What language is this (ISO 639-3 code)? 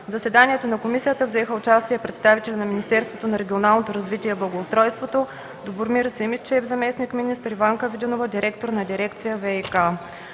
bul